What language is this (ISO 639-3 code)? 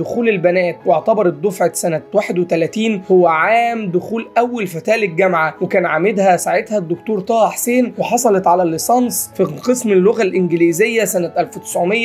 ara